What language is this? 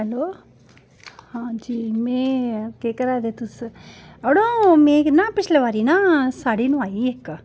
Dogri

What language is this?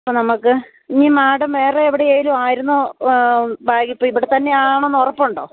Malayalam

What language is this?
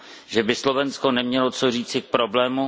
Czech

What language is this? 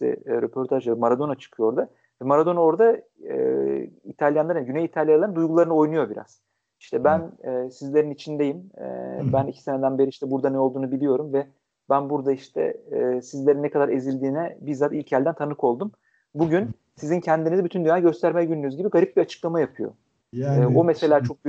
Turkish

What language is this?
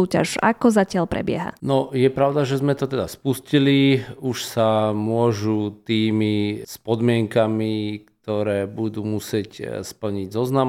Slovak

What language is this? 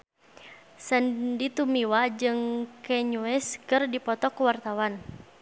Sundanese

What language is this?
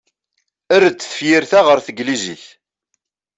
Kabyle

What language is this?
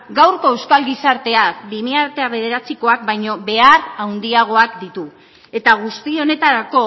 Basque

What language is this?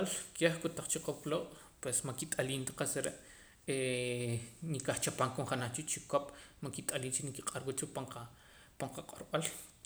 Poqomam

